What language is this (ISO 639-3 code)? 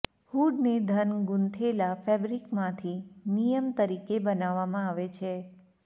guj